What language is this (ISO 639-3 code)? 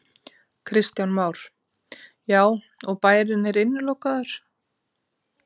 isl